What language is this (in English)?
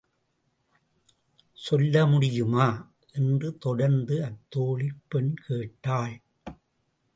Tamil